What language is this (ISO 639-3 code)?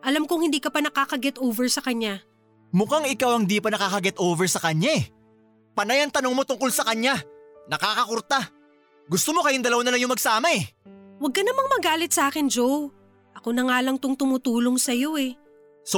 fil